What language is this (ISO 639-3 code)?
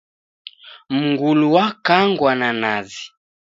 dav